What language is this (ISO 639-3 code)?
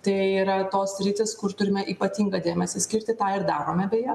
lit